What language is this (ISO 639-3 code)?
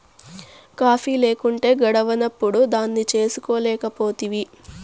tel